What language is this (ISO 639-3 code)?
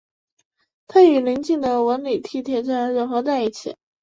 zho